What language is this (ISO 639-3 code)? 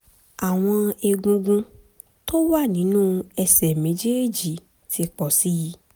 yor